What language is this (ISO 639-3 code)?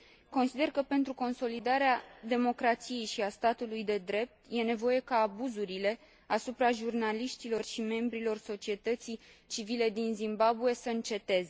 ron